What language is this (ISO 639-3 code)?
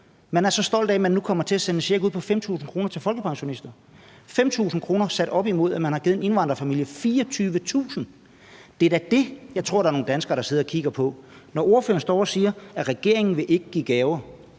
dan